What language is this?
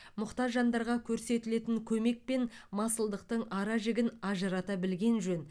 Kazakh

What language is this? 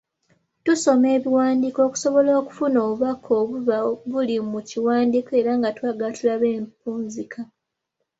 Ganda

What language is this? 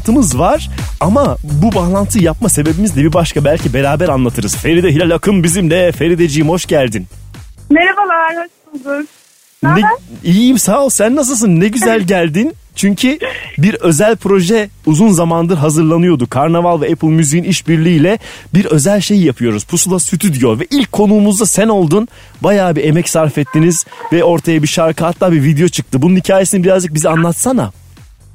Turkish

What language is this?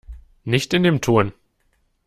German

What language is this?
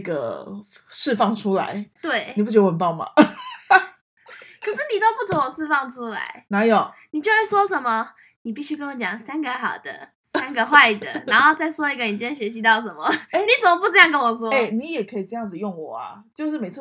Chinese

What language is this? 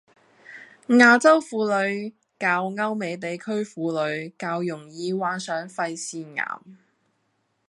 Cantonese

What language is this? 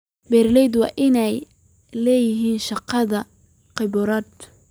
Somali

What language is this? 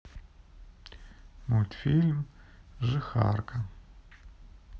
Russian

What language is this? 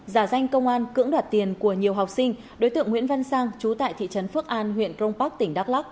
Vietnamese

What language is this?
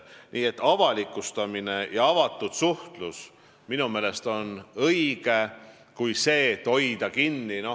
Estonian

